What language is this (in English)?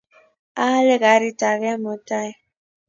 Kalenjin